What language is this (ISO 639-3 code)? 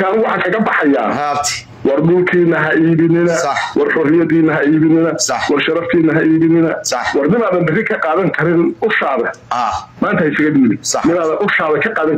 ara